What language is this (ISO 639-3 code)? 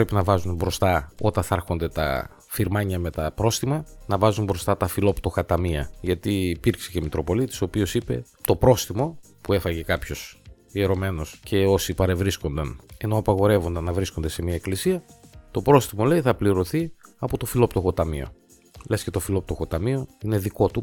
ell